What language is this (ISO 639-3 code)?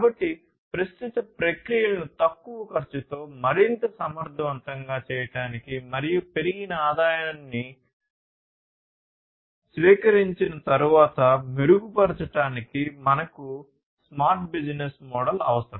tel